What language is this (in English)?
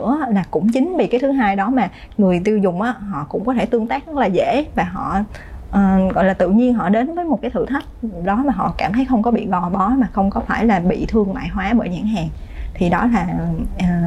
Vietnamese